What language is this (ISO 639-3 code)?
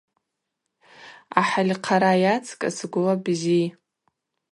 abq